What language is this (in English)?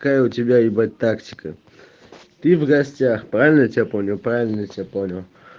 Russian